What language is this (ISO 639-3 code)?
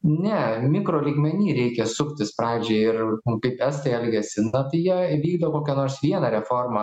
lit